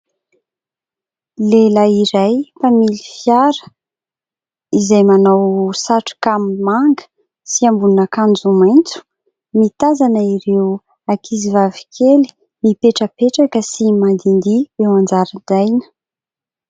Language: Malagasy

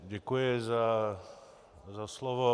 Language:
Czech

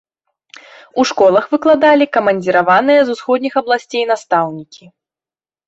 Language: Belarusian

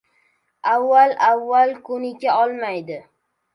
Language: Uzbek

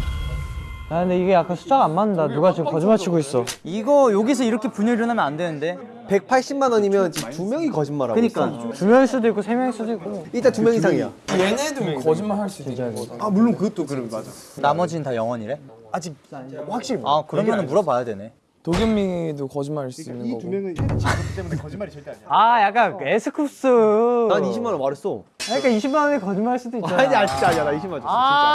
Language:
Korean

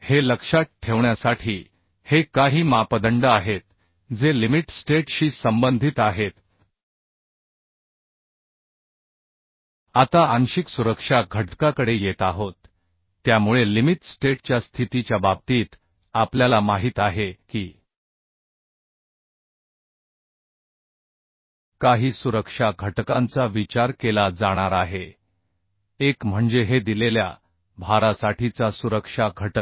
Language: Marathi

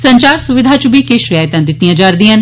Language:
Dogri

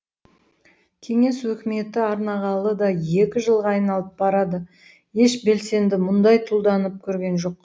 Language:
Kazakh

